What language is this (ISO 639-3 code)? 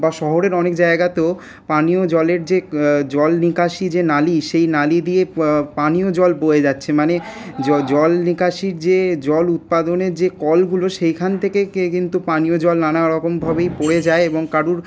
ben